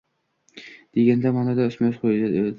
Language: Uzbek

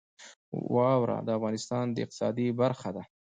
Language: Pashto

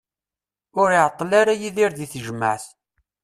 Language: Kabyle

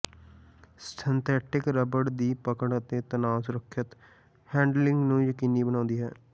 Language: Punjabi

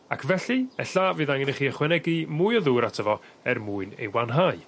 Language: Welsh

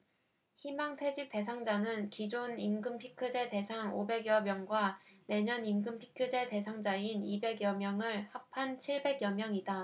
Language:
Korean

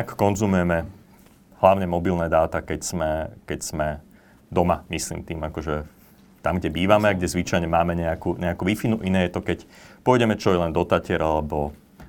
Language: Slovak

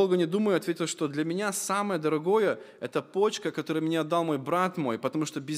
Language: Russian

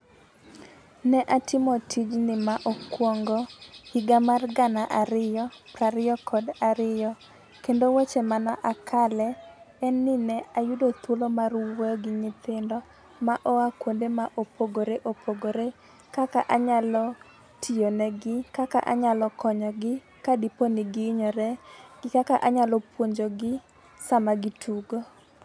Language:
Luo (Kenya and Tanzania)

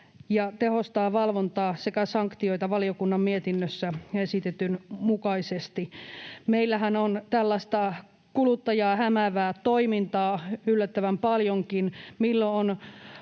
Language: Finnish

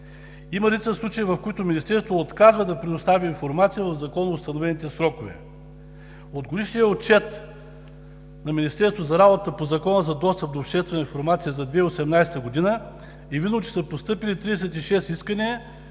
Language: Bulgarian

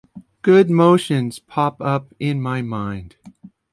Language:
English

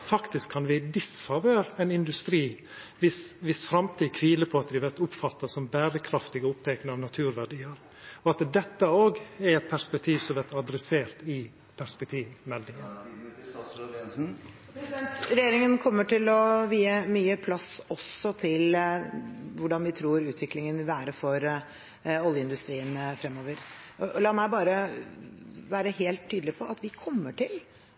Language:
Norwegian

